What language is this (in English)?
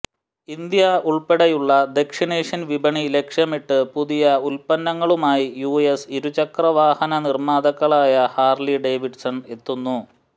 Malayalam